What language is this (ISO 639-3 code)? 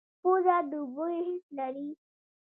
pus